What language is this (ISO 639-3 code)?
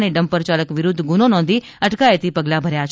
guj